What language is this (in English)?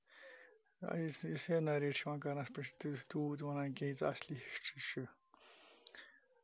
Kashmiri